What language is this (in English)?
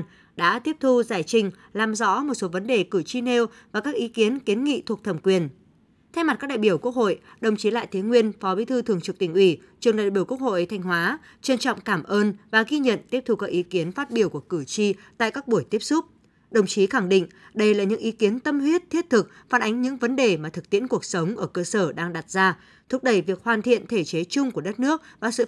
Vietnamese